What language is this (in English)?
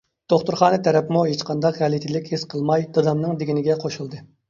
Uyghur